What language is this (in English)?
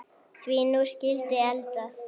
Icelandic